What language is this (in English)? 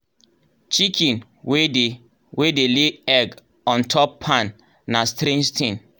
Nigerian Pidgin